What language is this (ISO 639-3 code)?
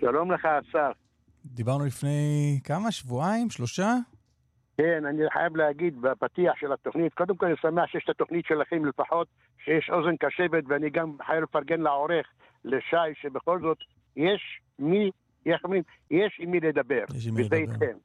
heb